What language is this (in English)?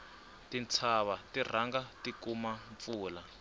Tsonga